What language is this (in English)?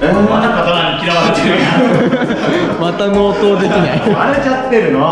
Japanese